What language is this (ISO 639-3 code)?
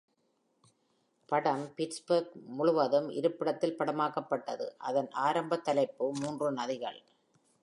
tam